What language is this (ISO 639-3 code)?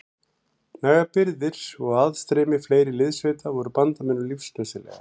isl